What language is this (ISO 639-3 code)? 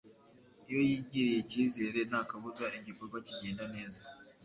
kin